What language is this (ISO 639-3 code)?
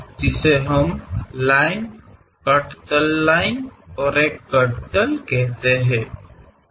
kan